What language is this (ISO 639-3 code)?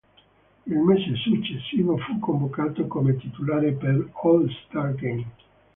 ita